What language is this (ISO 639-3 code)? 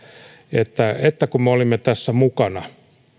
fin